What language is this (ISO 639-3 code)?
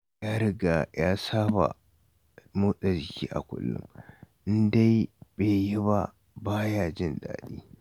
hau